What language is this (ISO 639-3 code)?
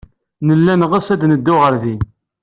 kab